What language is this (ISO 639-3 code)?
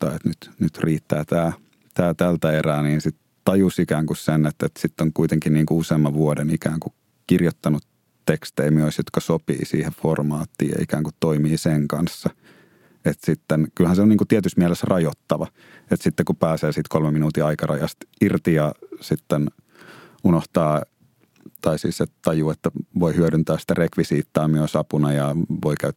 fin